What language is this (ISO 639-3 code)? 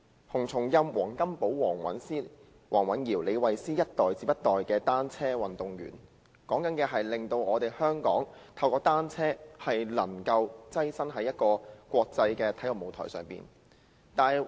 yue